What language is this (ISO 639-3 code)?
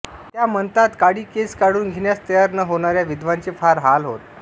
mar